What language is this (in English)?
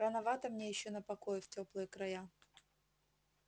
Russian